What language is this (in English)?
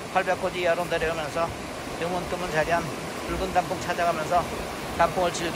Korean